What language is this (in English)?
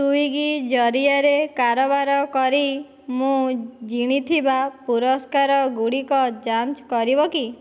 Odia